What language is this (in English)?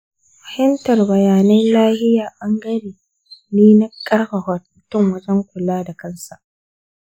Hausa